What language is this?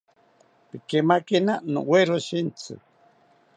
South Ucayali Ashéninka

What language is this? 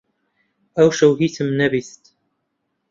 Central Kurdish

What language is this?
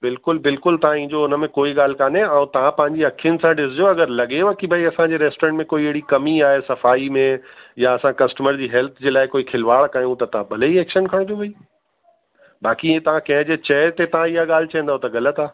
Sindhi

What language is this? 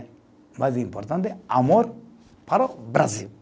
Portuguese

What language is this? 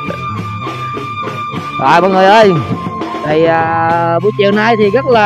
Vietnamese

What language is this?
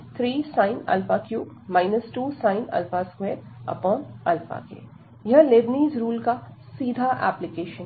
Hindi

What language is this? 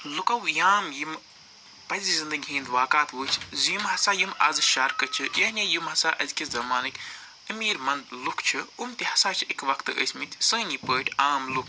Kashmiri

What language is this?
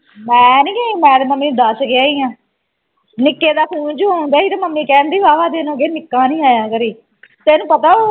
Punjabi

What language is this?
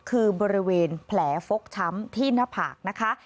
Thai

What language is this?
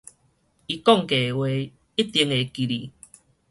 Min Nan Chinese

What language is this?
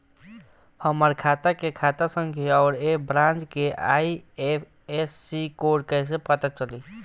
Bhojpuri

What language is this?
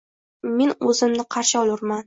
Uzbek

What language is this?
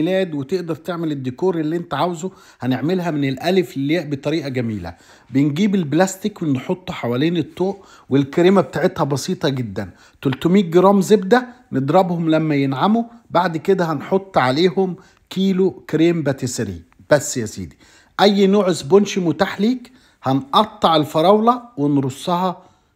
Arabic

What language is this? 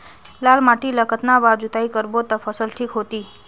Chhattisgarhi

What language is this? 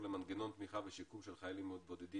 Hebrew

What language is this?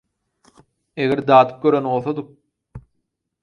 Turkmen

